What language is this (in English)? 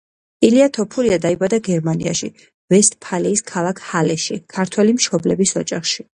Georgian